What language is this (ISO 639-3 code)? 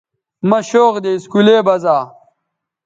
btv